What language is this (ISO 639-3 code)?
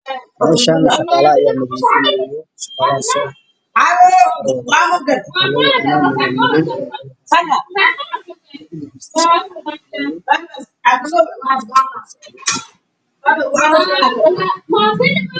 som